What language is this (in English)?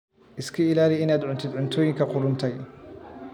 Somali